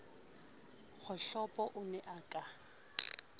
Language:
Southern Sotho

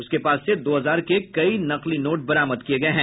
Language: Hindi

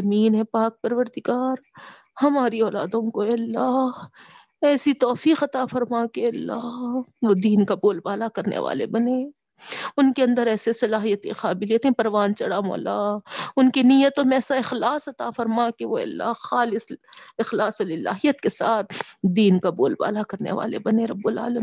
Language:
Urdu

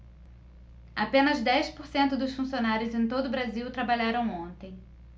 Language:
Portuguese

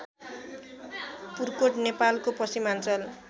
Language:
Nepali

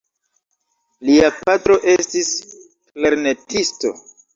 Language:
Esperanto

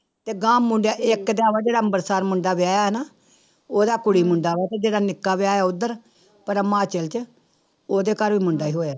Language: Punjabi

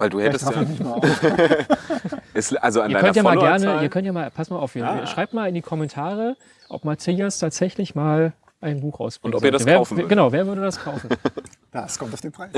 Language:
German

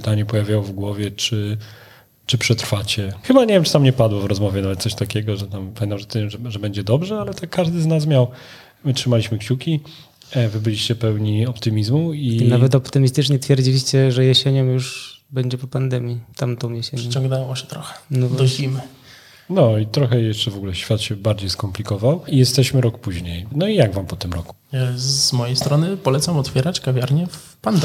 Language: Polish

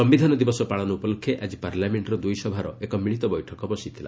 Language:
Odia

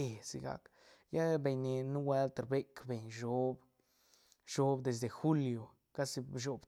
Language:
Santa Catarina Albarradas Zapotec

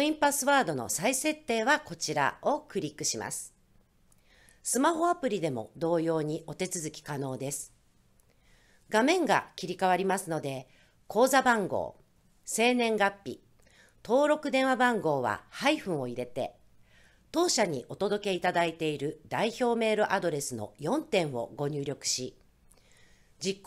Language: Japanese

